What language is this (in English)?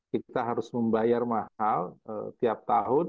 Indonesian